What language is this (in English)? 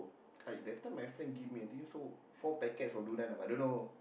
English